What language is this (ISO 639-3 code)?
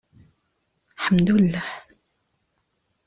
kab